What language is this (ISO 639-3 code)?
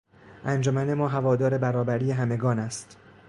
fas